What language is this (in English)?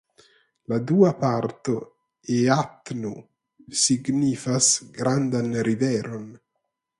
Esperanto